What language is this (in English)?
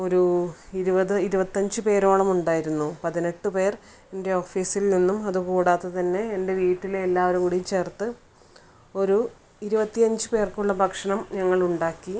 Malayalam